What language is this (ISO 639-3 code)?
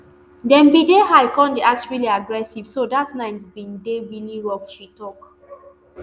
pcm